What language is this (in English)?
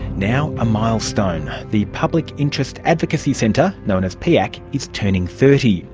English